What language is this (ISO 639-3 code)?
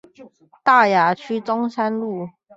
zho